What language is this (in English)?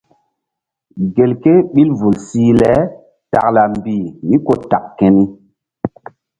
Mbum